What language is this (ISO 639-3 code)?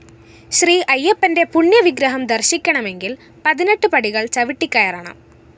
mal